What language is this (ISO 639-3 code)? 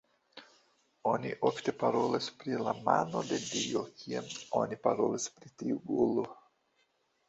epo